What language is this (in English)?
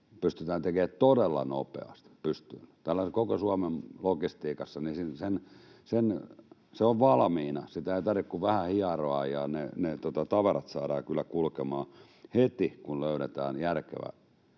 Finnish